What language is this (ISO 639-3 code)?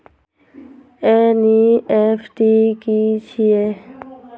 mai